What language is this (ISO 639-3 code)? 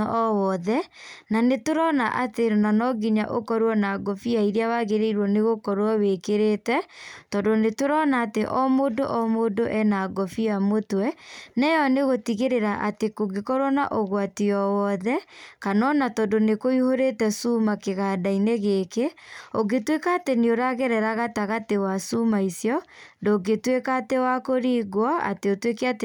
kik